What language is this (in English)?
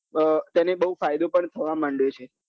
Gujarati